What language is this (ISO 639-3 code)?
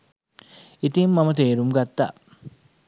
sin